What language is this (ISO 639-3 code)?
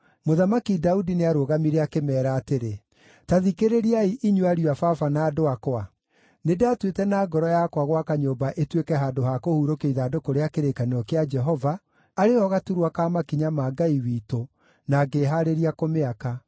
kik